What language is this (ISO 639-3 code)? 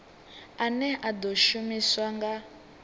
ven